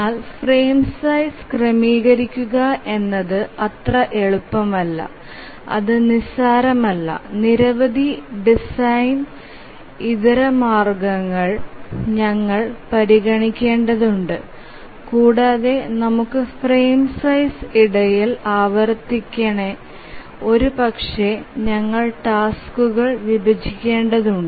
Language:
Malayalam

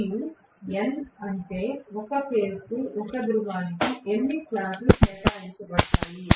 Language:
Telugu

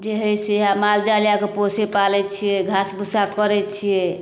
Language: Maithili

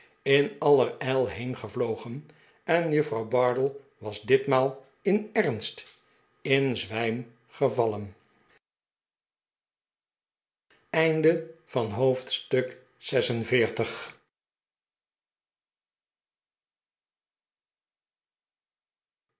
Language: Dutch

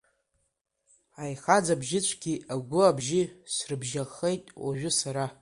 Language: Abkhazian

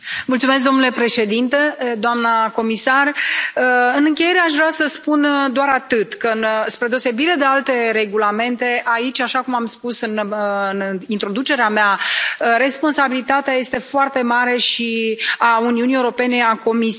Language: Romanian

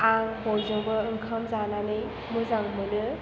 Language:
Bodo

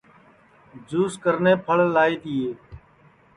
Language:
Sansi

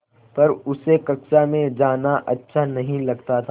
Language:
Hindi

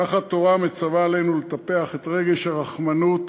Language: Hebrew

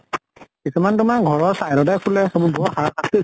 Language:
Assamese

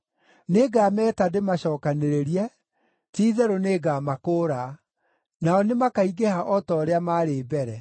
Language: Kikuyu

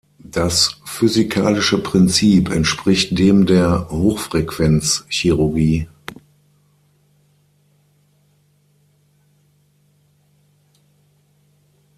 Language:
German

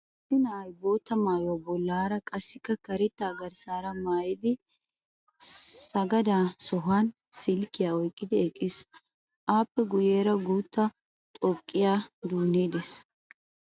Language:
Wolaytta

